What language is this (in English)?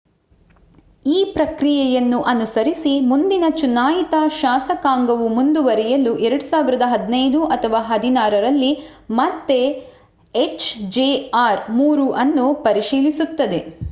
Kannada